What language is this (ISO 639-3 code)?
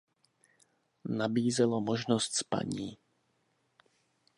ces